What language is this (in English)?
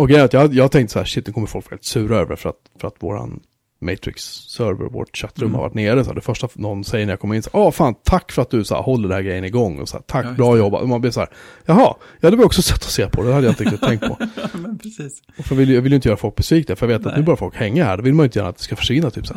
Swedish